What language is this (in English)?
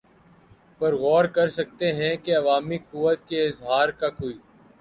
Urdu